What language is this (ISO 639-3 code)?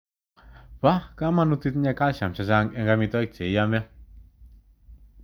kln